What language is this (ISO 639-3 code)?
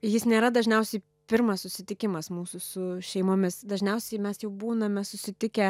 lit